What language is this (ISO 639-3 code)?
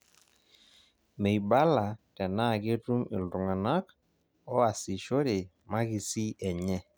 mas